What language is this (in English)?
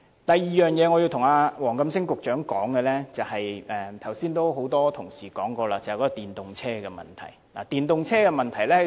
Cantonese